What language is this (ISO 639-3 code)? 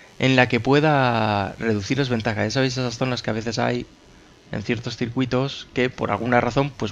spa